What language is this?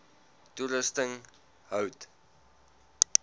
Afrikaans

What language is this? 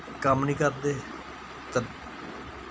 Dogri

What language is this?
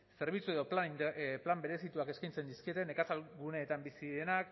Basque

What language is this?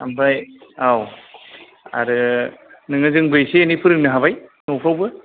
Bodo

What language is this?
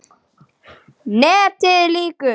Icelandic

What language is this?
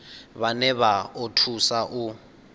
Venda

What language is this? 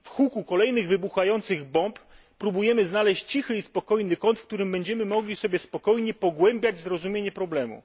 Polish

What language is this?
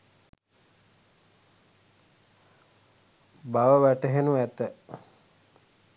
Sinhala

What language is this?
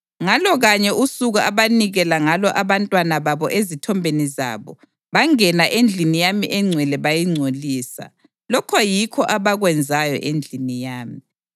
North Ndebele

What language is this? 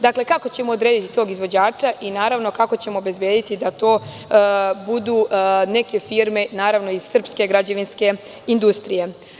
Serbian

